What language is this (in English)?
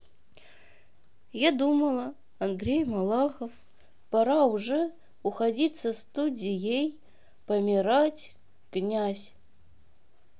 Russian